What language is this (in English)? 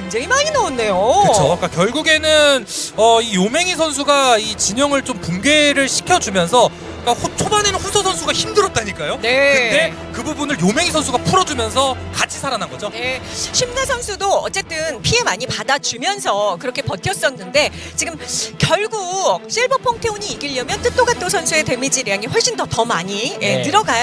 Korean